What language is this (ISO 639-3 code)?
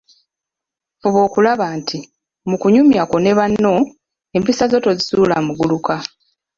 lug